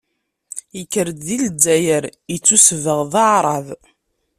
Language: Kabyle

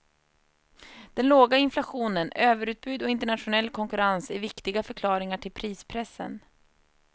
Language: Swedish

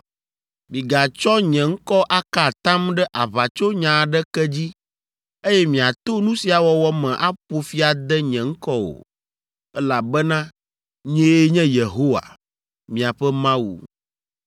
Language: Ewe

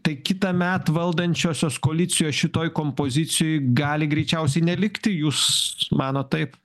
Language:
Lithuanian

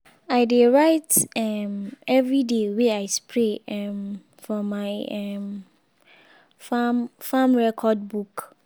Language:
Nigerian Pidgin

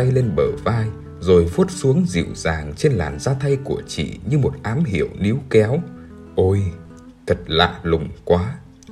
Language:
Vietnamese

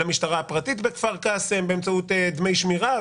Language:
Hebrew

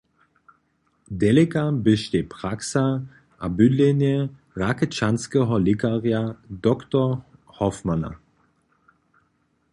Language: Upper Sorbian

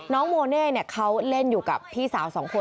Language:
Thai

